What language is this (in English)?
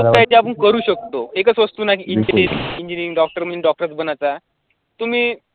Marathi